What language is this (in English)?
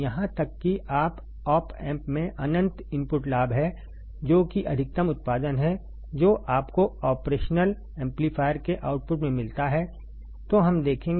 Hindi